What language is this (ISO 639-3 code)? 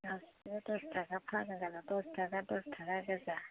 brx